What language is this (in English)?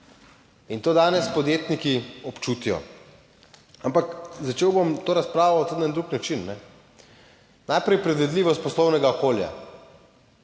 Slovenian